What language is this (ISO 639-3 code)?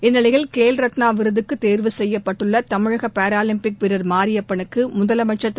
tam